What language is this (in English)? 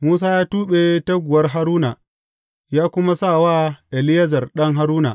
Hausa